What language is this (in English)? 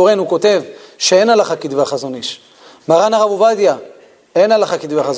Hebrew